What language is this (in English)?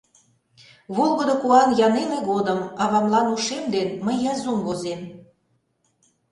Mari